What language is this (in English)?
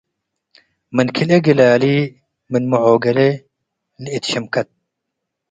Tigre